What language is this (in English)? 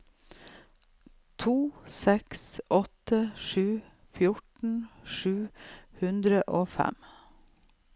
Norwegian